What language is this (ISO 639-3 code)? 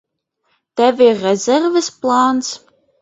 lav